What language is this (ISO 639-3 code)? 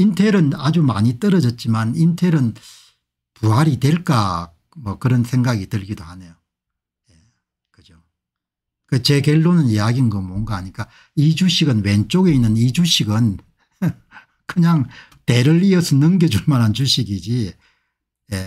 kor